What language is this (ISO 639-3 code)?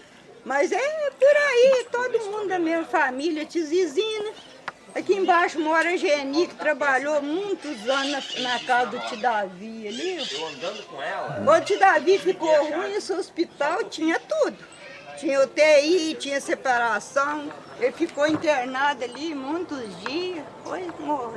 por